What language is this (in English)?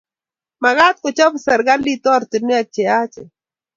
Kalenjin